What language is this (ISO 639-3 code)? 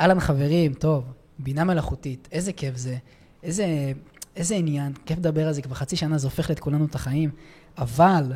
heb